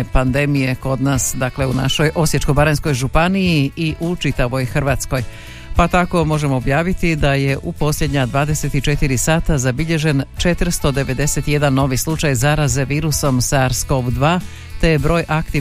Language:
Croatian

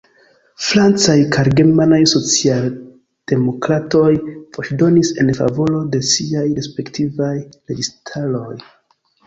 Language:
Esperanto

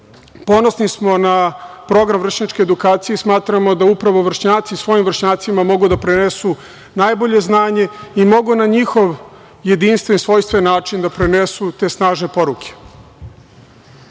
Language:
Serbian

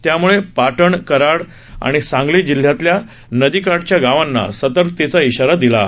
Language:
Marathi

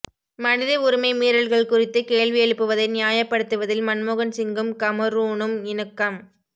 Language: Tamil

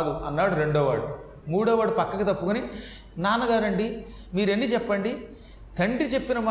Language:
Telugu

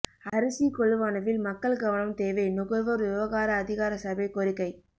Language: Tamil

